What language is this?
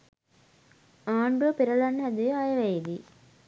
Sinhala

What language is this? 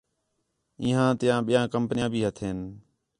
Khetrani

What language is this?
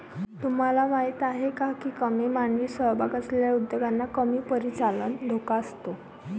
Marathi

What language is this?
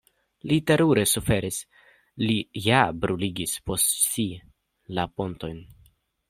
Esperanto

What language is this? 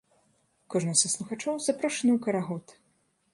Belarusian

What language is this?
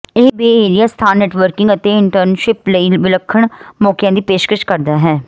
Punjabi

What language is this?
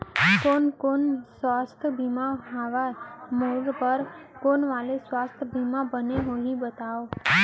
Chhattisgarhi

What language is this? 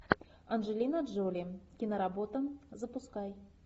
Russian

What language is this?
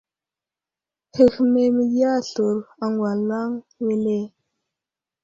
Wuzlam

